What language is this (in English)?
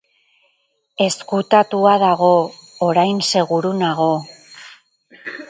Basque